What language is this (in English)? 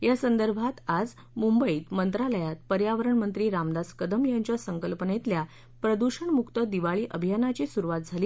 Marathi